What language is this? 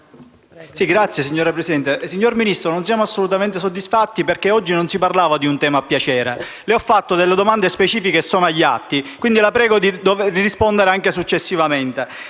Italian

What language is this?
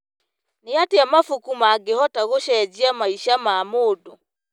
Kikuyu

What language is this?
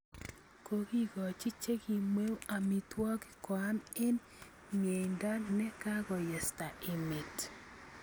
Kalenjin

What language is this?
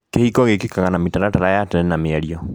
Kikuyu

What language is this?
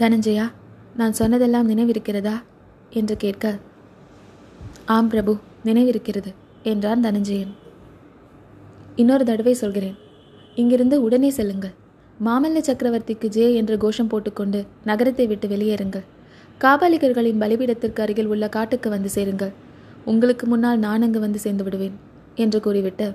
Tamil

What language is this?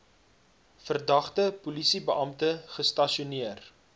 Afrikaans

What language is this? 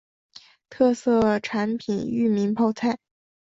Chinese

